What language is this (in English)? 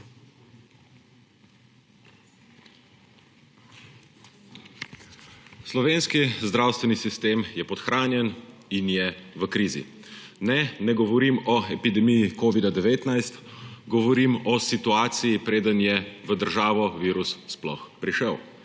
Slovenian